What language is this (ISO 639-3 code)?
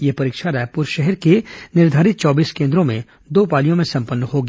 hin